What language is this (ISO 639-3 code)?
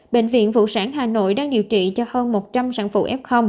vie